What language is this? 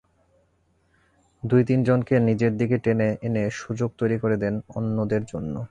Bangla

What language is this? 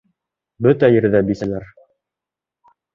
Bashkir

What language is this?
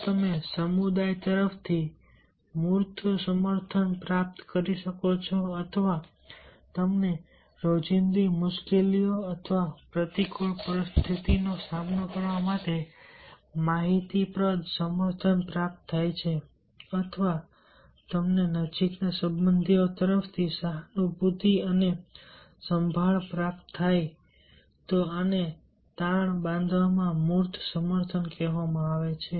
Gujarati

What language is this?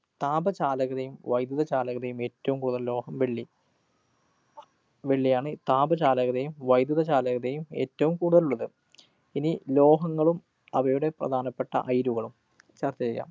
Malayalam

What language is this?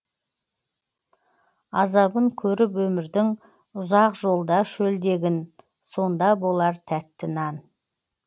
Kazakh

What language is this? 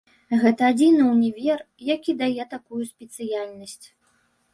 Belarusian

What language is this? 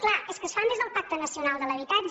Catalan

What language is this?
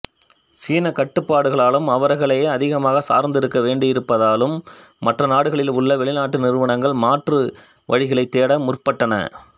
Tamil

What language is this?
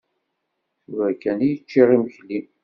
Kabyle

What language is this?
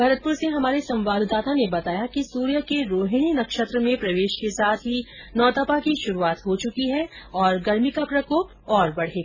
Hindi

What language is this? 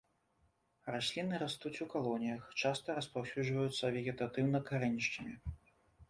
Belarusian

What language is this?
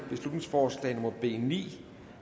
Danish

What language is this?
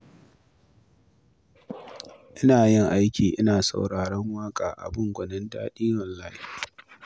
Hausa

